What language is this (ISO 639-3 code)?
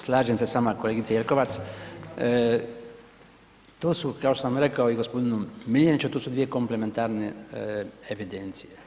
hrv